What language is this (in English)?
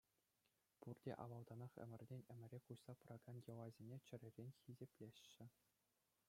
Chuvash